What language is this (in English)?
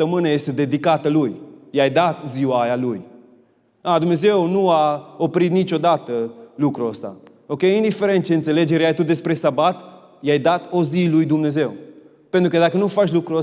Romanian